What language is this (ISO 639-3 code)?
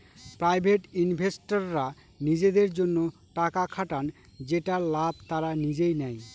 ben